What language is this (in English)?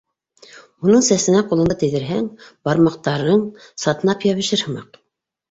Bashkir